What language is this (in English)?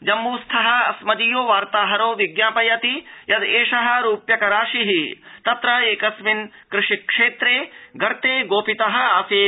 Sanskrit